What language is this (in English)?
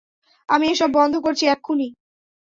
Bangla